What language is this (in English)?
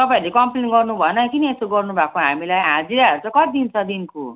Nepali